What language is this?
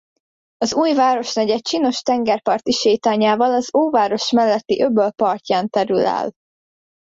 Hungarian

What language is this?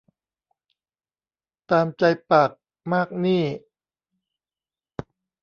Thai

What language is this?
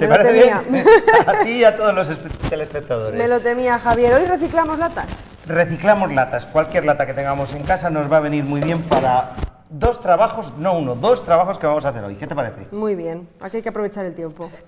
Spanish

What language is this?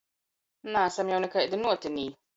Latgalian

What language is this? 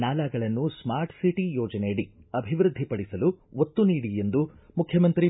Kannada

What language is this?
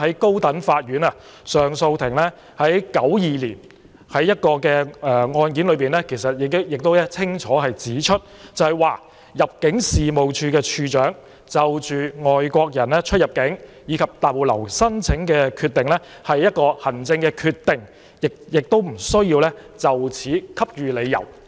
Cantonese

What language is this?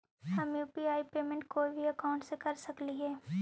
Magahi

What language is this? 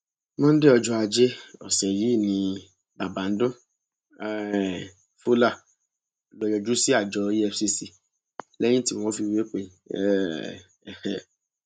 Yoruba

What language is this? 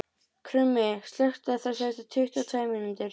Icelandic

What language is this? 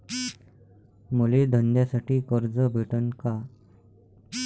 Marathi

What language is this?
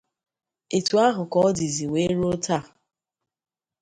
Igbo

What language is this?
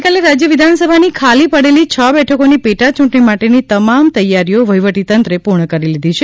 Gujarati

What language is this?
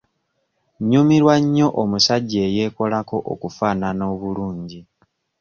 Ganda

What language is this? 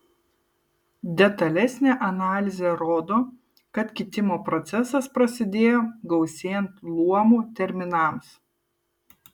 Lithuanian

